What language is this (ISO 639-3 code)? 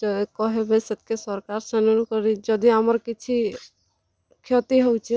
ori